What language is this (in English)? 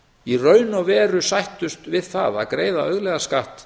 Icelandic